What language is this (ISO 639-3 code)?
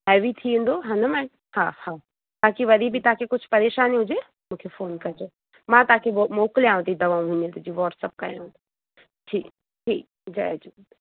snd